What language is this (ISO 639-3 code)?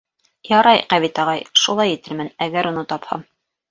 bak